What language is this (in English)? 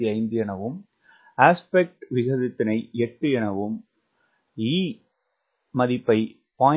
Tamil